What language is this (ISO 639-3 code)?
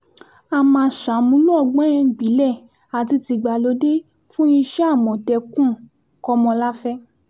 yor